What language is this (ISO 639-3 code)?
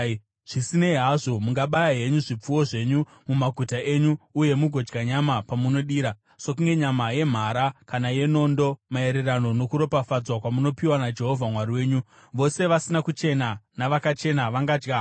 sna